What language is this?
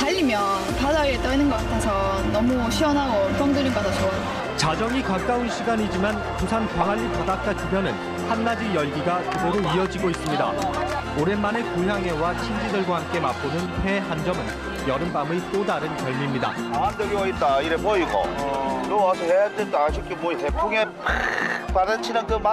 Korean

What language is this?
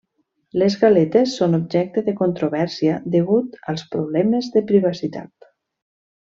Catalan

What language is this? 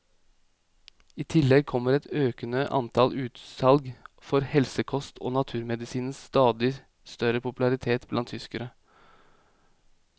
Norwegian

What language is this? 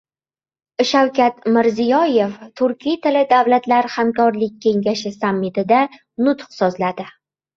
Uzbek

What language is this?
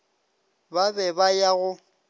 Northern Sotho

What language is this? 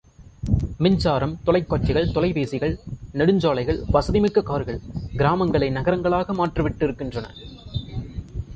Tamil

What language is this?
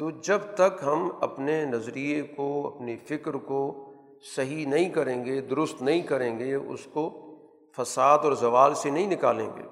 Urdu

